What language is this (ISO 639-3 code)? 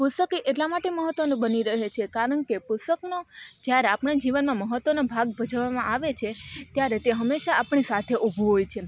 guj